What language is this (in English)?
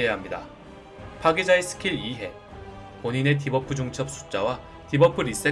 Korean